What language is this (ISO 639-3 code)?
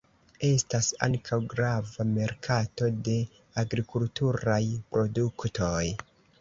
epo